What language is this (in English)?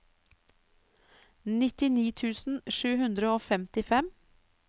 Norwegian